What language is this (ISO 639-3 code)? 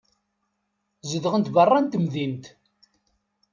kab